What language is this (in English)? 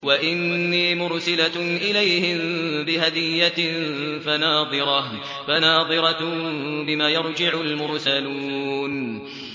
Arabic